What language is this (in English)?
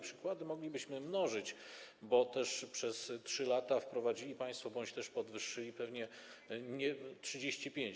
Polish